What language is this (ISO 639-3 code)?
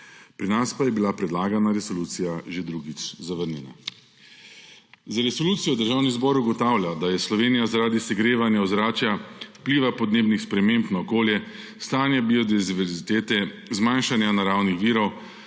slv